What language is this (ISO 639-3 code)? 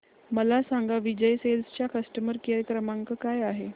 mar